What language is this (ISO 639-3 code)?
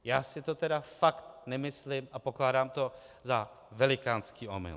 ces